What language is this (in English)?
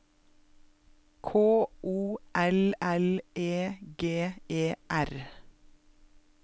Norwegian